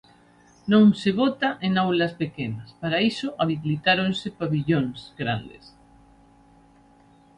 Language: Galician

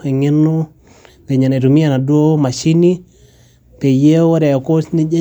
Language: Masai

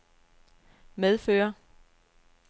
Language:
Danish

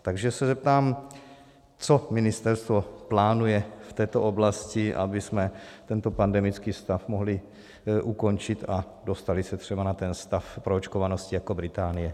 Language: Czech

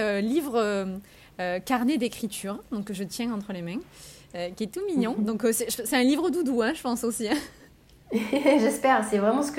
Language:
French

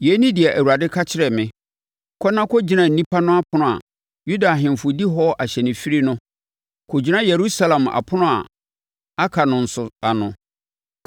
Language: Akan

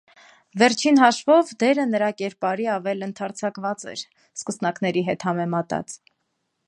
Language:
Armenian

